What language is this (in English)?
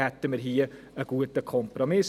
Swiss German